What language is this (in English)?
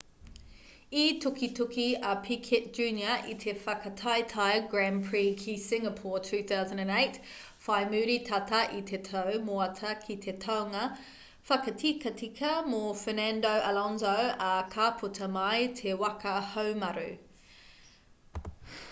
Māori